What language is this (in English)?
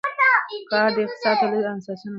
Pashto